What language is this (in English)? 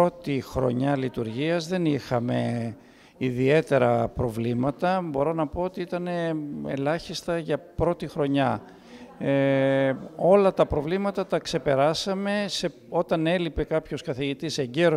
Greek